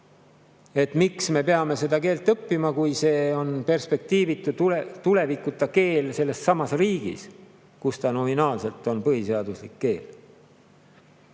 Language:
Estonian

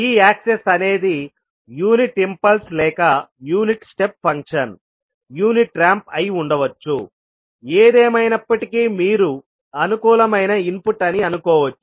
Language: Telugu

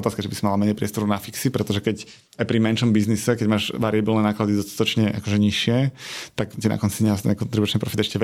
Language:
Slovak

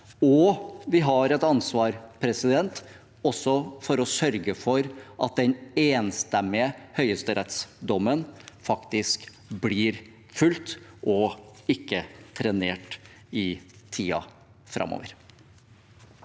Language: Norwegian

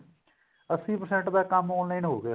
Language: Punjabi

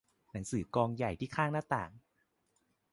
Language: Thai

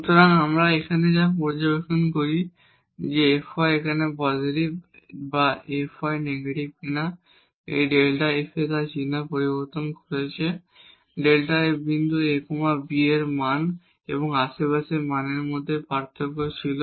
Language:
Bangla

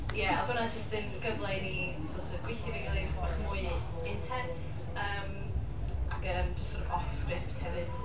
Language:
Welsh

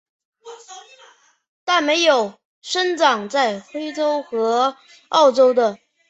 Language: Chinese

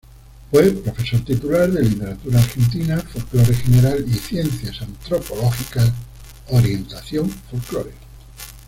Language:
Spanish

